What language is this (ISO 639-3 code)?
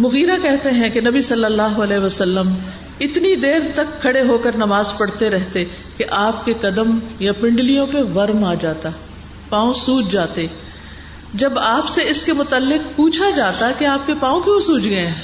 urd